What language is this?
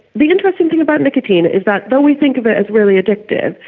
English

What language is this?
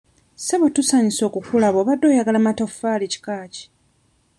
Ganda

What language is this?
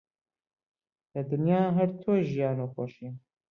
Central Kurdish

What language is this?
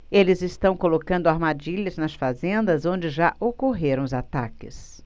Portuguese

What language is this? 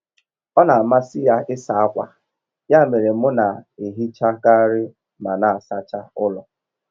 Igbo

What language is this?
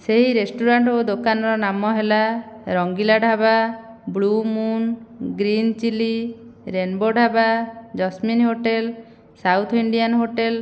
Odia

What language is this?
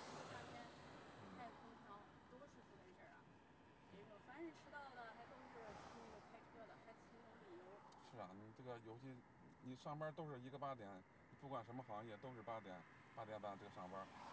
Chinese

